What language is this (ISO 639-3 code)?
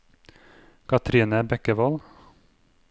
nor